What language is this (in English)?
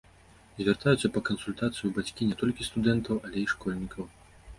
Belarusian